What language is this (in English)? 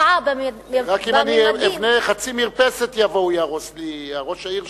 Hebrew